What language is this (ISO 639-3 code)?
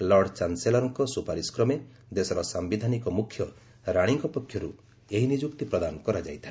ori